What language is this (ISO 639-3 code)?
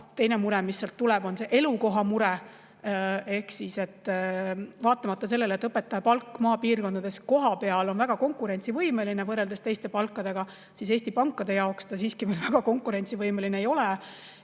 est